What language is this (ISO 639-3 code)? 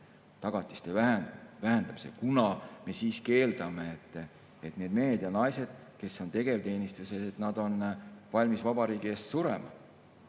est